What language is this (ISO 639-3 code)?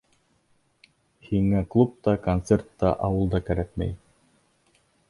bak